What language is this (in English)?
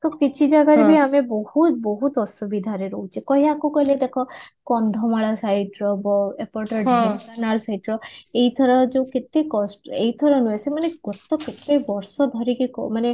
Odia